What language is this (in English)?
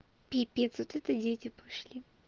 Russian